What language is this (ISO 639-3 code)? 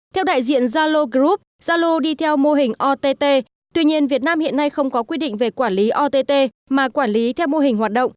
vie